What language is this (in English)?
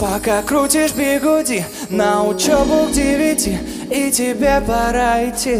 Russian